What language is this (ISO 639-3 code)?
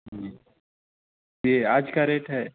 urd